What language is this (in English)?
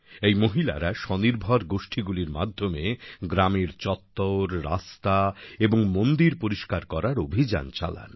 Bangla